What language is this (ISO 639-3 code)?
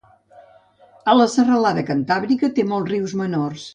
cat